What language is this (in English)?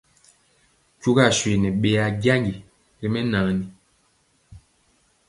Mpiemo